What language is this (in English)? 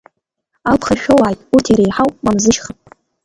Abkhazian